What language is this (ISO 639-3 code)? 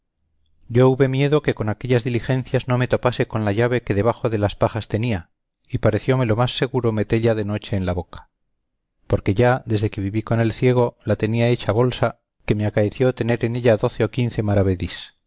spa